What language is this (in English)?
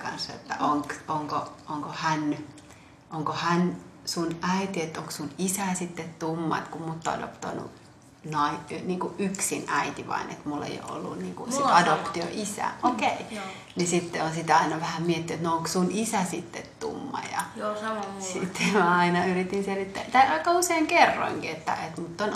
Finnish